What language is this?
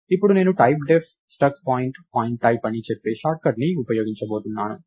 Telugu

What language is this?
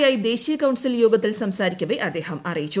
Malayalam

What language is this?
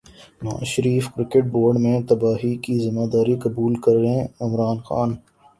Urdu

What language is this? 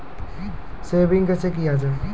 Maithili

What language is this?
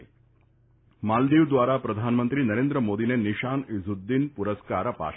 Gujarati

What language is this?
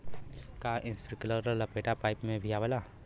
Bhojpuri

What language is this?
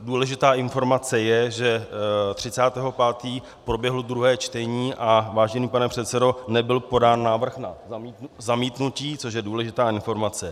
Czech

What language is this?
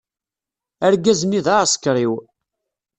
Kabyle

